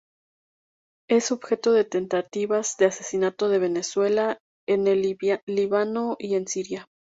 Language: Spanish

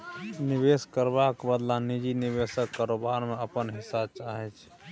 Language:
Maithili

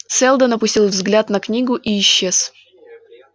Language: Russian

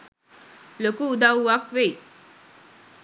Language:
Sinhala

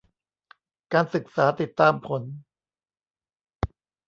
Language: Thai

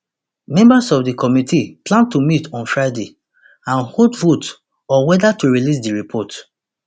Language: Nigerian Pidgin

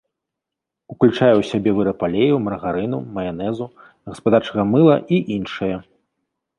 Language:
Belarusian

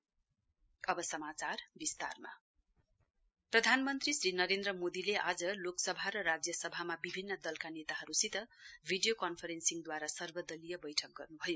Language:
Nepali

